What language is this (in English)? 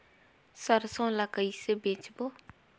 Chhattisgarhi